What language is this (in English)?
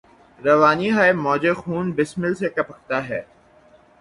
Urdu